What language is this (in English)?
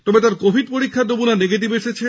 Bangla